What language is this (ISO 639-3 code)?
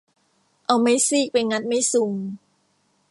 tha